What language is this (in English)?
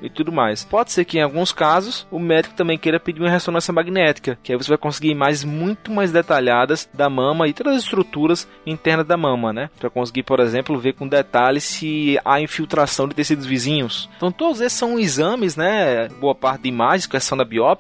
Portuguese